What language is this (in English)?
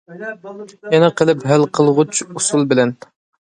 Uyghur